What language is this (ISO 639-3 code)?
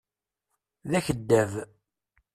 kab